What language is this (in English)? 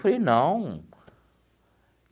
Portuguese